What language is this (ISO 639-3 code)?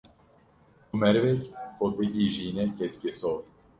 kur